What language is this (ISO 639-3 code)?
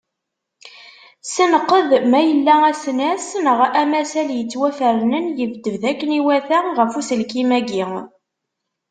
kab